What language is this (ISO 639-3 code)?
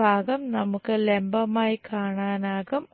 mal